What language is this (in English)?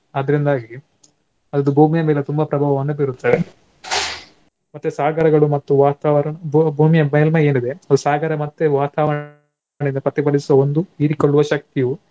Kannada